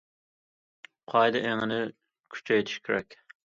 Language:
Uyghur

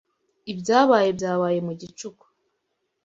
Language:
Kinyarwanda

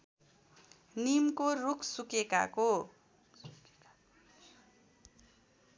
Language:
Nepali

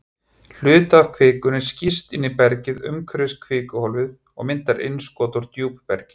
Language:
Icelandic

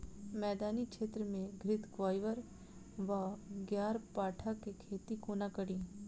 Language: Maithili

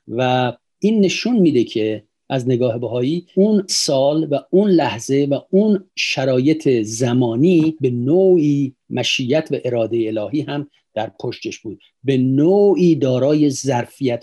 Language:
Persian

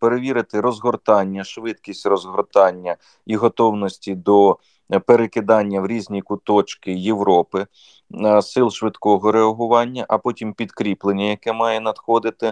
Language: Ukrainian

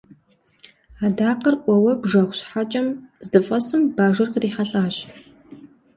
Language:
Kabardian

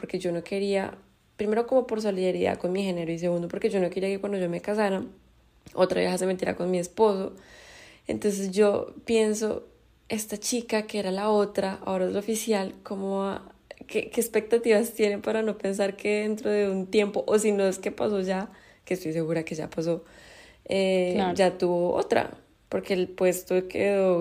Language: Spanish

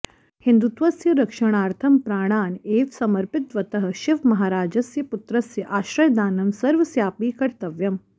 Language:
Sanskrit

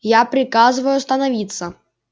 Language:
Russian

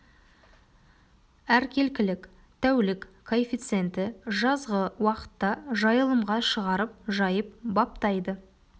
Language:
Kazakh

